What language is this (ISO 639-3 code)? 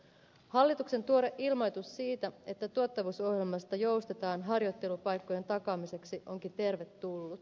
fin